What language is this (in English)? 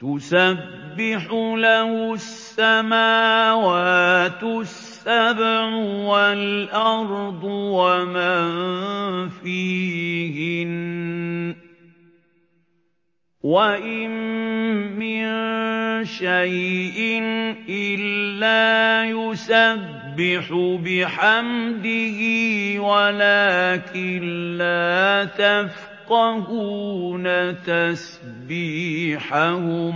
Arabic